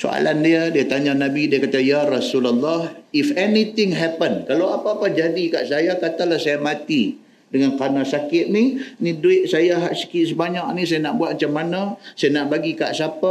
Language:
Malay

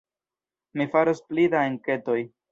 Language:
Esperanto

